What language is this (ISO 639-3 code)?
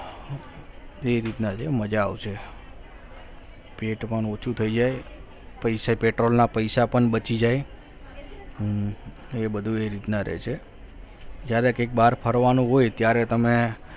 guj